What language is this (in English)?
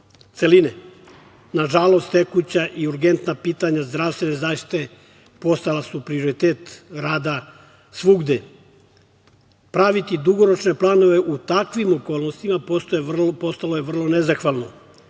Serbian